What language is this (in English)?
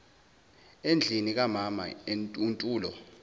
Zulu